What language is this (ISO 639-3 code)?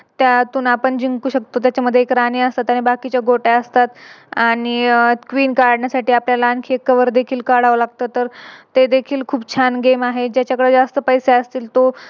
mar